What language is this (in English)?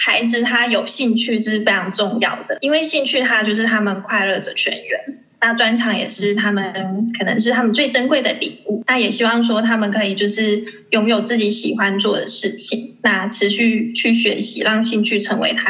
Chinese